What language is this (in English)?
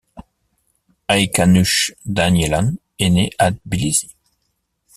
French